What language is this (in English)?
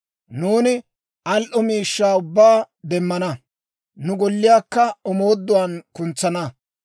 Dawro